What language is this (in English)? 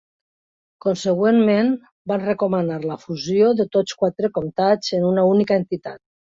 Catalan